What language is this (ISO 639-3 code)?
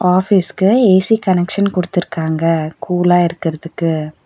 tam